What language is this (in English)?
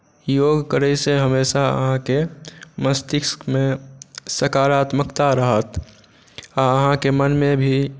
Maithili